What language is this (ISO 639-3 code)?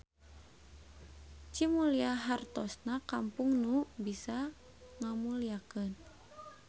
sun